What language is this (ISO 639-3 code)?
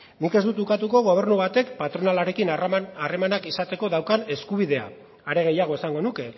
eus